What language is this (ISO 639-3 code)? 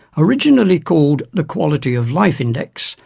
eng